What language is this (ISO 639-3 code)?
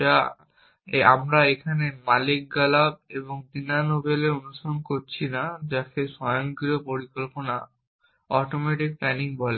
ben